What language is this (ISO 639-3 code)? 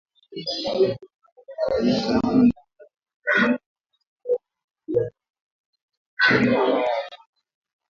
swa